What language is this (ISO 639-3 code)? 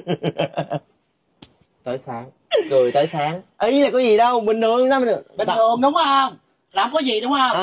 vie